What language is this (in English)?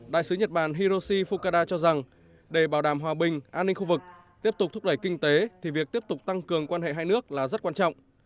Vietnamese